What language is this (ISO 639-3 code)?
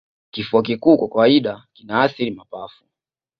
swa